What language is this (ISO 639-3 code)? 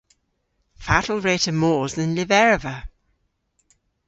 cor